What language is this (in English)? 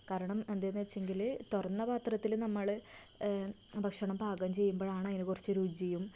Malayalam